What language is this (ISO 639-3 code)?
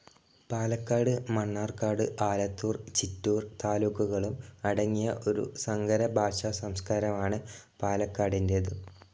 mal